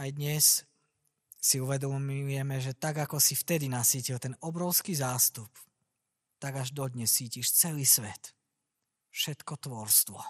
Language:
Slovak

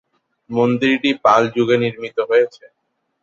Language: Bangla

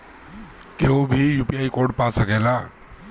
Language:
Bhojpuri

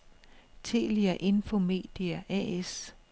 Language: Danish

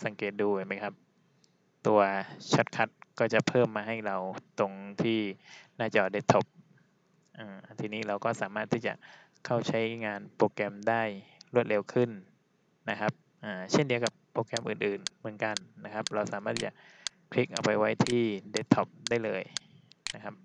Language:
Thai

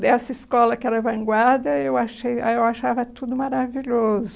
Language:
Portuguese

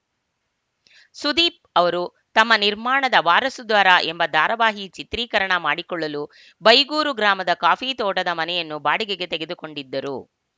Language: Kannada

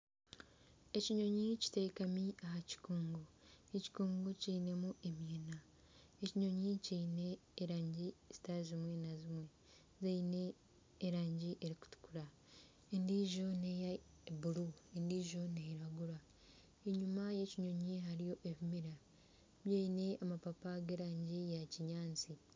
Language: Nyankole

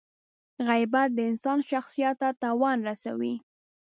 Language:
Pashto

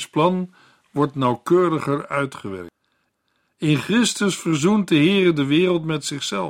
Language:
Dutch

